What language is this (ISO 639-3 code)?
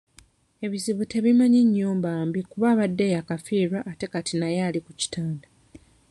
lug